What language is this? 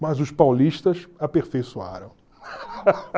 Portuguese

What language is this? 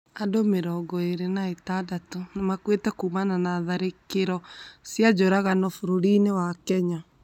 Kikuyu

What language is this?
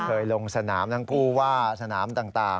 Thai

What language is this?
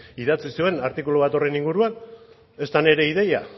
Basque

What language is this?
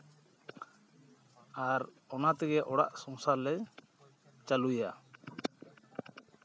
Santali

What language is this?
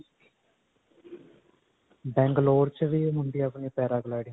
Punjabi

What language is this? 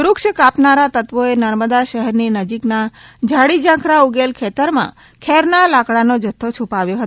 Gujarati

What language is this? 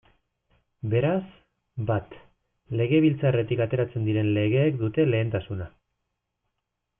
Basque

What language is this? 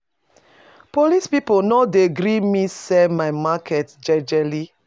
Nigerian Pidgin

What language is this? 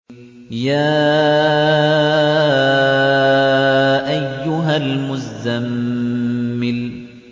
Arabic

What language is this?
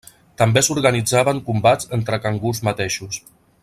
Catalan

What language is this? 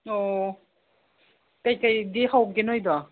Manipuri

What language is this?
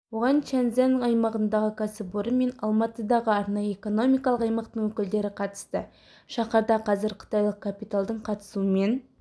Kazakh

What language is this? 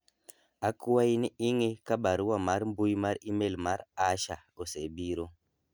Luo (Kenya and Tanzania)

